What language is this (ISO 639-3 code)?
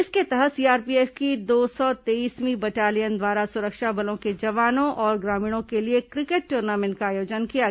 hin